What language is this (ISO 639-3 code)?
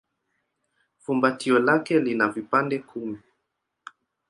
swa